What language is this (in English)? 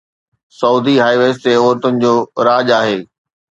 Sindhi